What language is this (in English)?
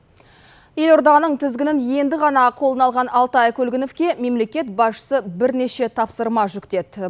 Kazakh